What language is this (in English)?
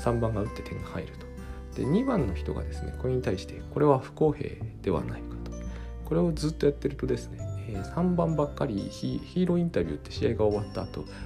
Japanese